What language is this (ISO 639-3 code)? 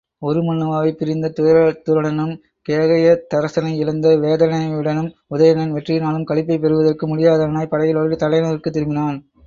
tam